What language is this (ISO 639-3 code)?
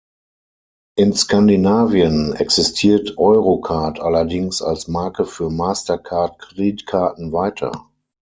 deu